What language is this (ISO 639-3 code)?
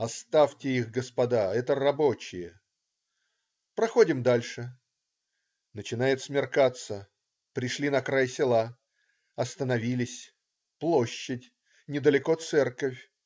rus